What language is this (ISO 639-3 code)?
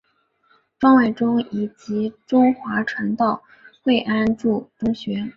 zho